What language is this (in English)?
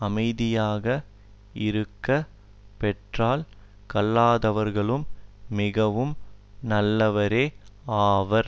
Tamil